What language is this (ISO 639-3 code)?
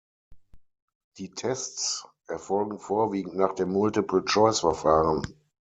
deu